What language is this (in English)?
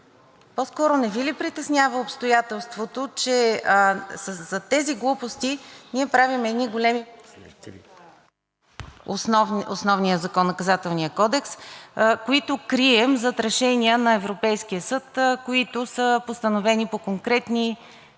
Bulgarian